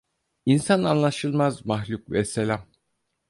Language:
Turkish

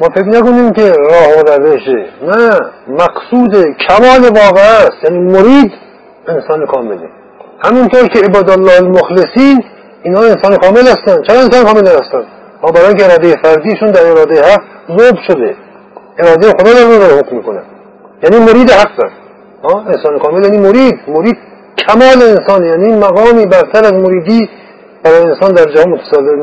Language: Persian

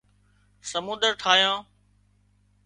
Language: Wadiyara Koli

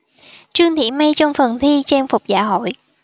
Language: Vietnamese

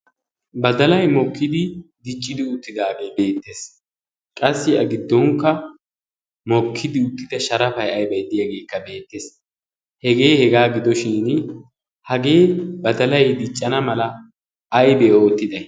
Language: Wolaytta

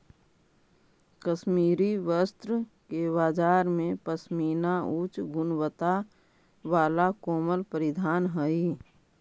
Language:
Magahi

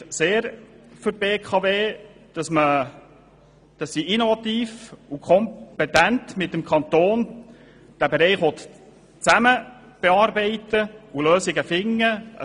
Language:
Swiss German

